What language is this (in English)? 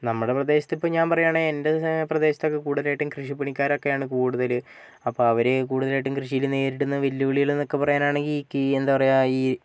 Malayalam